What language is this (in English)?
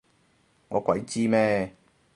Cantonese